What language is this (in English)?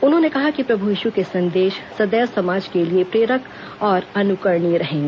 Hindi